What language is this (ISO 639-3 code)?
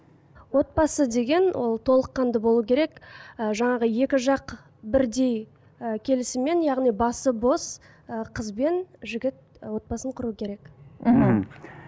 kaz